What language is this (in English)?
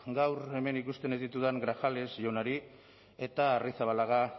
Basque